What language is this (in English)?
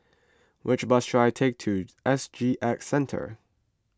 English